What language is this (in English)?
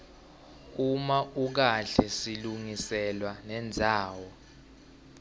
Swati